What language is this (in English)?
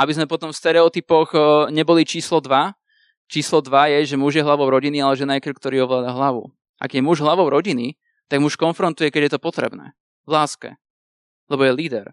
Slovak